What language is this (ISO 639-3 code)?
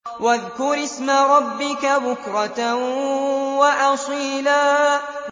ara